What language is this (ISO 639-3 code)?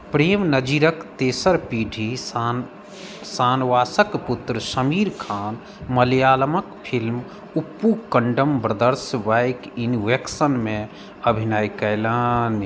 mai